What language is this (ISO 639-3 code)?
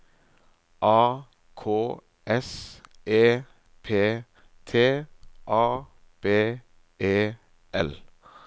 nor